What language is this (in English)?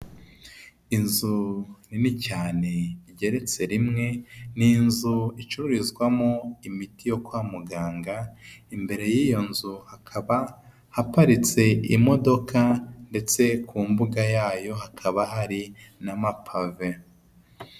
Kinyarwanda